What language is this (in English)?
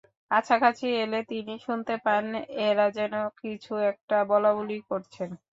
Bangla